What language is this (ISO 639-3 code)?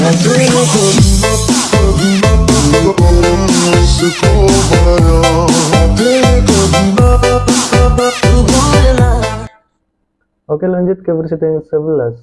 ind